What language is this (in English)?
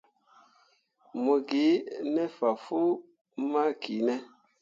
Mundang